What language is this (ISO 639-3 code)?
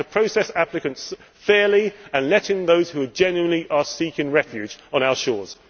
eng